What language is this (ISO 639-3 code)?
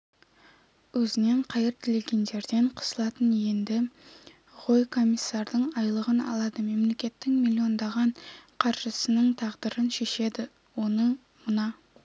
kaz